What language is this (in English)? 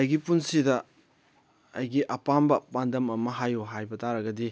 Manipuri